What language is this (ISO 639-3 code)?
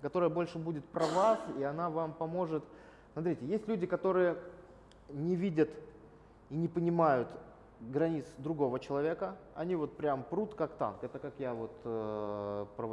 rus